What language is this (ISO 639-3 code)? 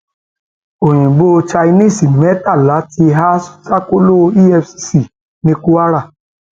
yor